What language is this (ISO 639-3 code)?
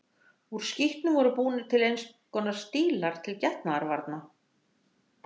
isl